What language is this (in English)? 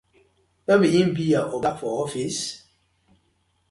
Nigerian Pidgin